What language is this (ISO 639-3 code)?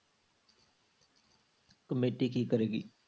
pan